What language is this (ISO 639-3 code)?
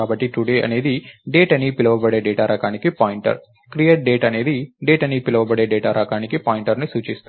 tel